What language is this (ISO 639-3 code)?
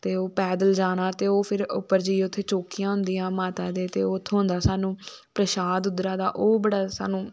doi